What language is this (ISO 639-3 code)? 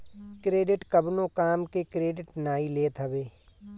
bho